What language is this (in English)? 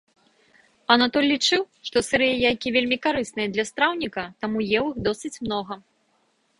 Belarusian